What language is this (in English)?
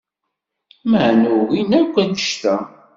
Kabyle